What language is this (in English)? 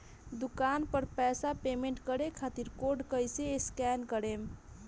Bhojpuri